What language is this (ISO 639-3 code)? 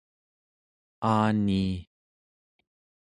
esu